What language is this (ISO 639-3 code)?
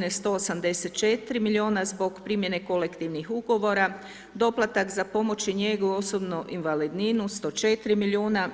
hrv